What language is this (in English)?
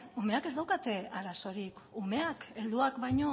Basque